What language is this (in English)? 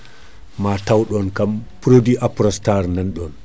Fula